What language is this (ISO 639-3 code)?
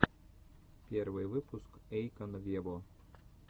rus